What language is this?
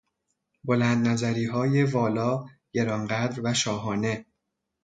Persian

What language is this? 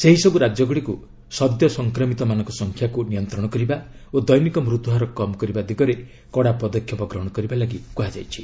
Odia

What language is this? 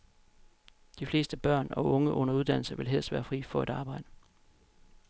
Danish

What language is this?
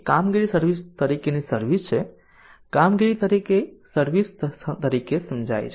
Gujarati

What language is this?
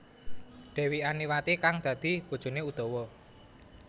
Javanese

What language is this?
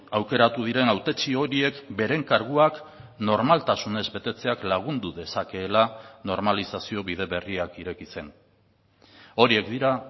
Basque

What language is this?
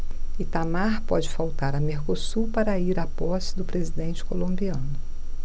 Portuguese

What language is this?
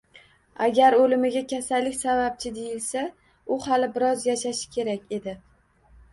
Uzbek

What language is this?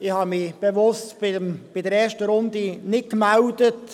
Swiss German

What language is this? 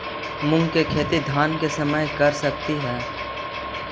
Magahi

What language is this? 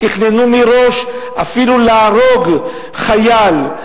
Hebrew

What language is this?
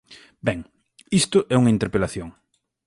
Galician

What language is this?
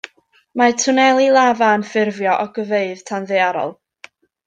Welsh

